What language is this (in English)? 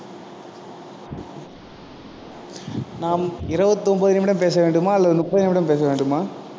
Tamil